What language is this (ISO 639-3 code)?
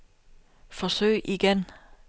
dan